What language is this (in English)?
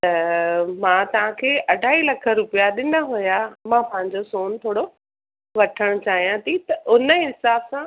Sindhi